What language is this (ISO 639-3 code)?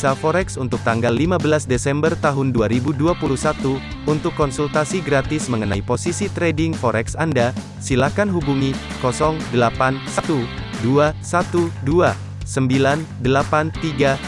ind